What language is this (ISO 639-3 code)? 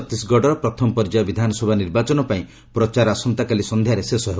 ori